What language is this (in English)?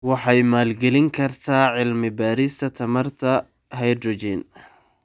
Somali